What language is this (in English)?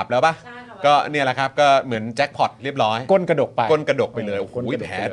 Thai